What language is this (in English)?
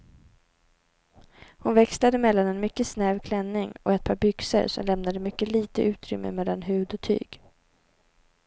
Swedish